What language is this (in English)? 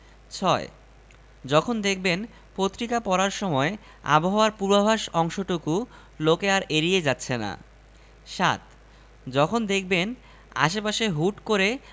Bangla